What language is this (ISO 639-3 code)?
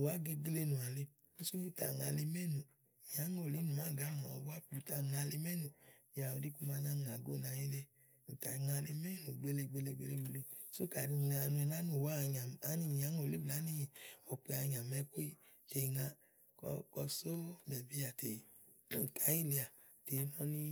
ahl